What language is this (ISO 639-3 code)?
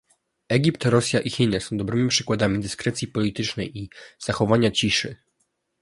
pol